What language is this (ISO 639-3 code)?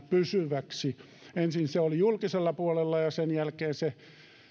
fin